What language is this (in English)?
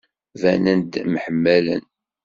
Kabyle